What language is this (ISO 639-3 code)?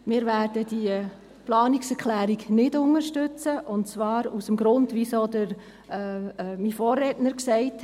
gsw